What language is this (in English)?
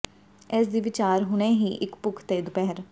Punjabi